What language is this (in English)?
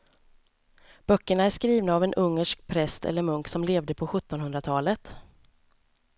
Swedish